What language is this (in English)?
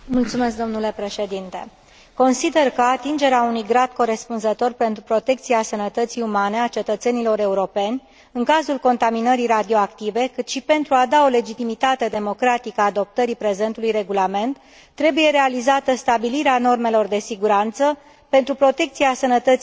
Romanian